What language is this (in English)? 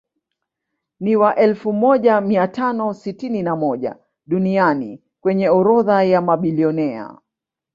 Swahili